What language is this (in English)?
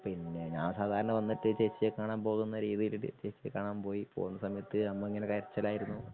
Malayalam